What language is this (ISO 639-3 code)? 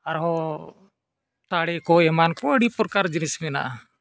sat